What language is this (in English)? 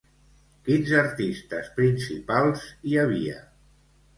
Catalan